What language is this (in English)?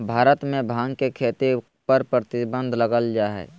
Magahi